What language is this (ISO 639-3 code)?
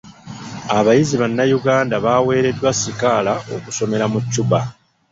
lug